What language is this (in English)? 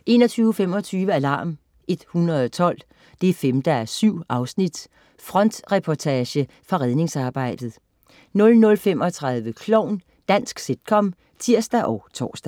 Danish